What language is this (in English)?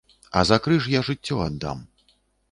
Belarusian